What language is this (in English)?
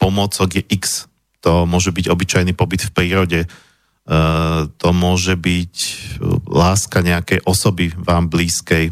Slovak